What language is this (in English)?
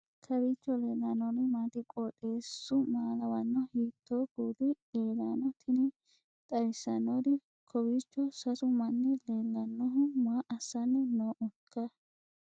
Sidamo